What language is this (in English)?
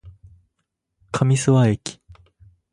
Japanese